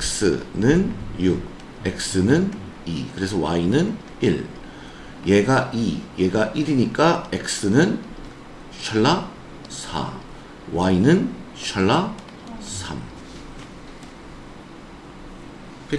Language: Korean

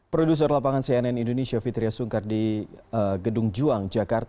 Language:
Indonesian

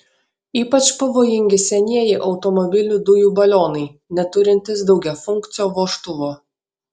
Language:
Lithuanian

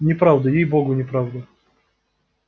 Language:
Russian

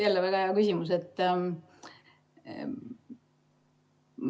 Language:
Estonian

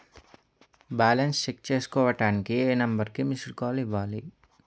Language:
Telugu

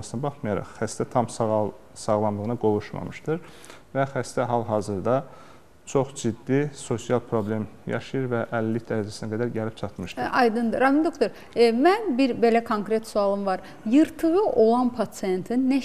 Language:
Turkish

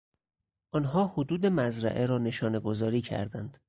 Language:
Persian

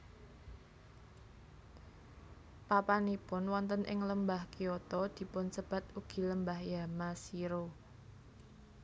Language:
Javanese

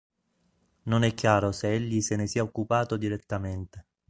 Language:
Italian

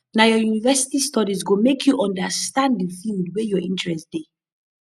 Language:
Nigerian Pidgin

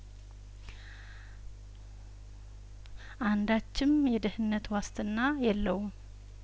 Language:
Amharic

